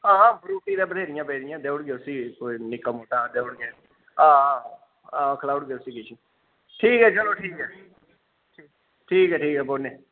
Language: Dogri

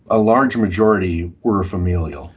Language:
English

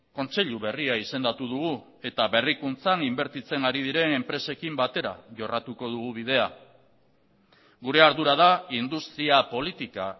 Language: Basque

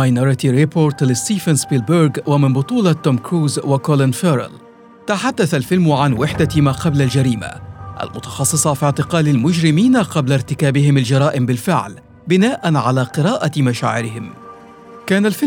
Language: Arabic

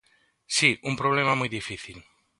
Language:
Galician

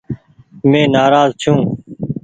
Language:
Goaria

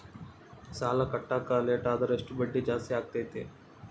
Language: Kannada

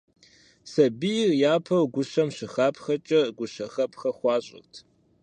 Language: Kabardian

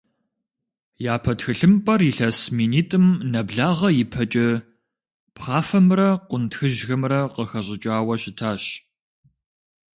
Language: Kabardian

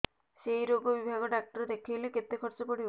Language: Odia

